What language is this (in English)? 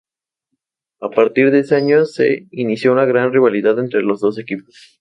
Spanish